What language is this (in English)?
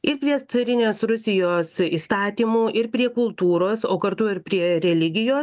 Lithuanian